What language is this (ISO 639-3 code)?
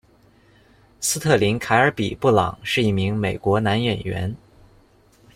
zho